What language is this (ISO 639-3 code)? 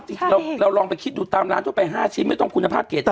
tha